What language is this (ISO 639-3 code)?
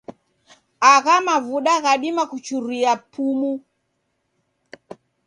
dav